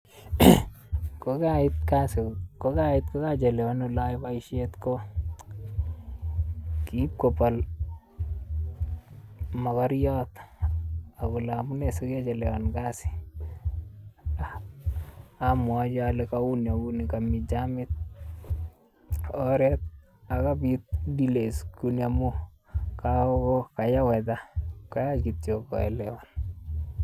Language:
Kalenjin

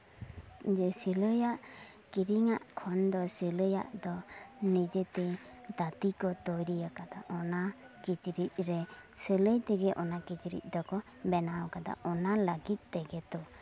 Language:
Santali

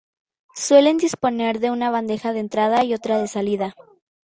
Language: Spanish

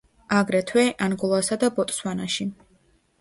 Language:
Georgian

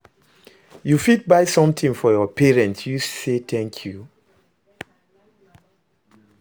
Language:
Nigerian Pidgin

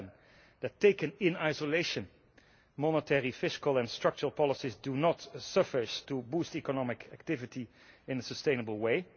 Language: English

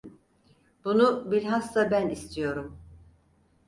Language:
Turkish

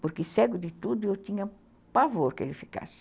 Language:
Portuguese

